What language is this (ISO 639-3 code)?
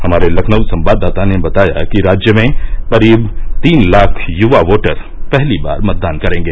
hin